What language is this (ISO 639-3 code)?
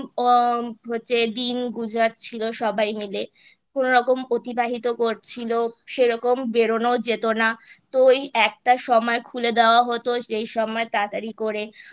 ben